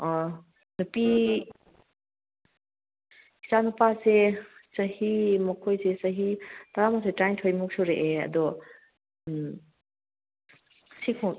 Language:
Manipuri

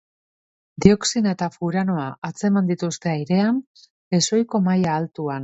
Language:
Basque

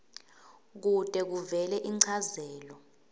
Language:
Swati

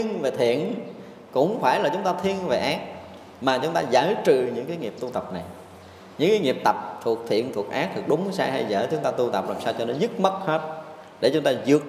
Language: Vietnamese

